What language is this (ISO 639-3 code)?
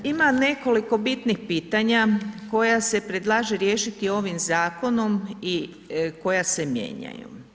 hrv